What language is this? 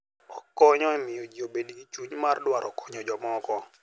Luo (Kenya and Tanzania)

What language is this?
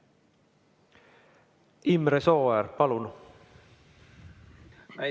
Estonian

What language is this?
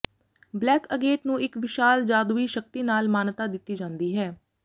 Punjabi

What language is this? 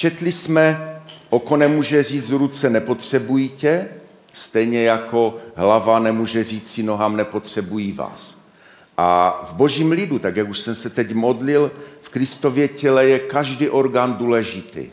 Czech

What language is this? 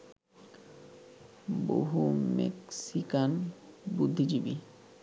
Bangla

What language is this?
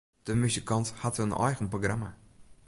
Western Frisian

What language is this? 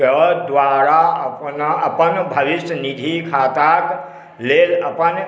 Maithili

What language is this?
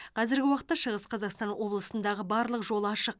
Kazakh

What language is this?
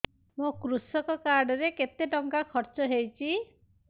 Odia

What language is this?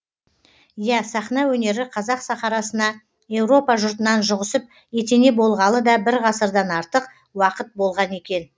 Kazakh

